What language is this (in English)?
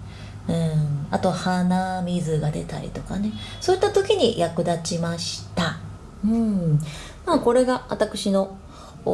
Japanese